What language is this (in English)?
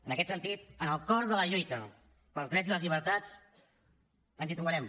Catalan